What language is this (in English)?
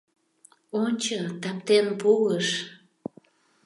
Mari